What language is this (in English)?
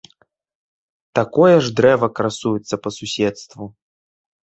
Belarusian